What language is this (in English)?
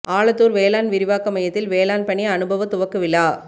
Tamil